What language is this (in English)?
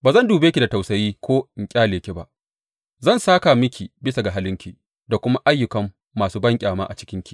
Hausa